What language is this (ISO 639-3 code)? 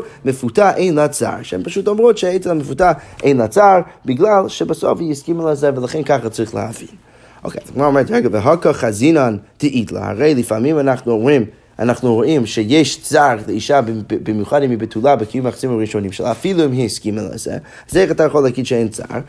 heb